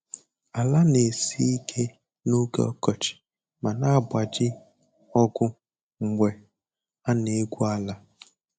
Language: Igbo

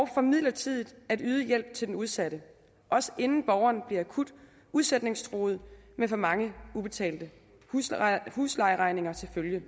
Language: Danish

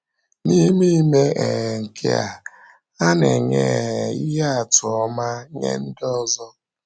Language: Igbo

